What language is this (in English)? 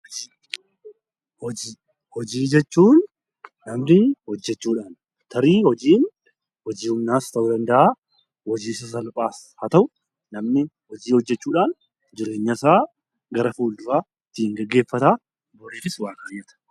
Oromo